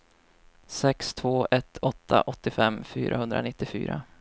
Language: Swedish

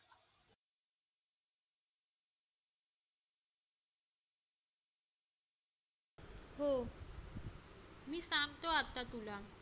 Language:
Marathi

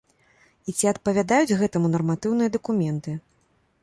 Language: Belarusian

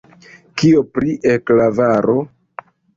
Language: Esperanto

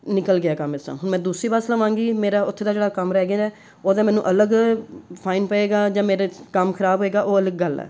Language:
Punjabi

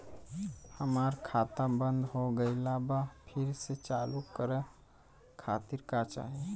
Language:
Bhojpuri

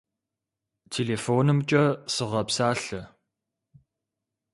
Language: Kabardian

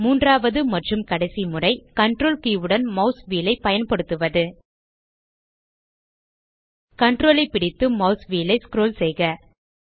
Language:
Tamil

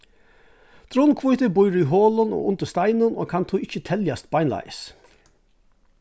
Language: Faroese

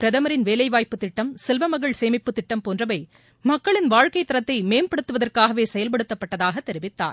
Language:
Tamil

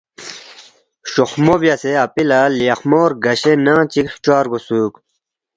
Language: Balti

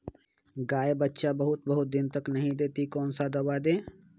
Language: Magahi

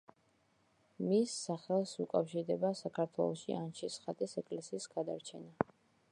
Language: Georgian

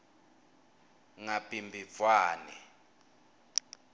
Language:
Swati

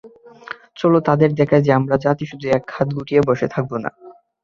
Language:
Bangla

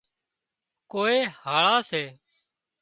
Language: Wadiyara Koli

